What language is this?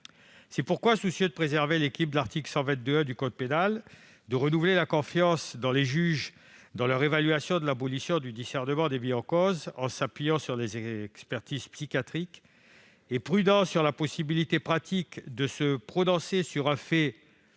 French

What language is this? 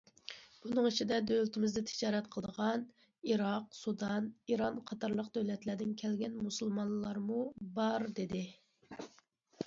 Uyghur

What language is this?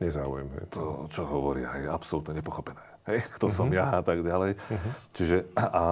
Slovak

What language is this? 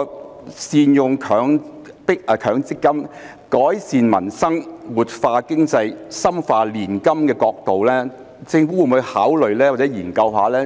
Cantonese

